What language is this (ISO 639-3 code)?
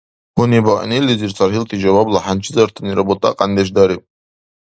dar